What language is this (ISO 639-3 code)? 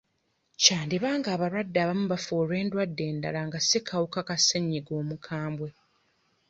lug